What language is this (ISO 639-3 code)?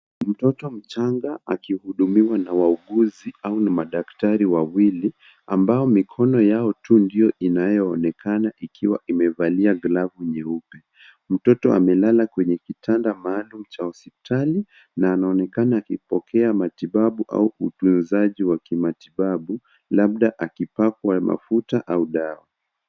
swa